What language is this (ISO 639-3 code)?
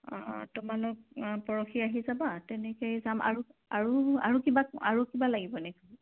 asm